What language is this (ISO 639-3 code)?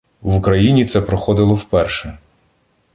ukr